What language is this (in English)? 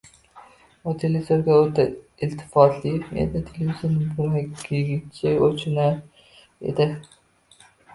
Uzbek